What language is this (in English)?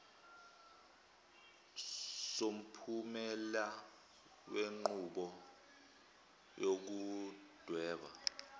Zulu